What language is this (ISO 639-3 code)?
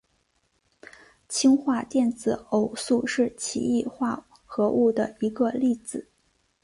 zho